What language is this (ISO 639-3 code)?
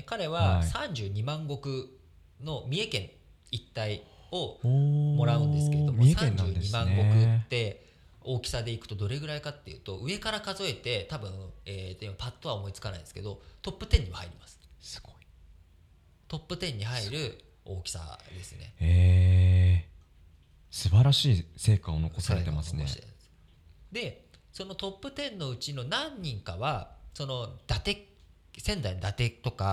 jpn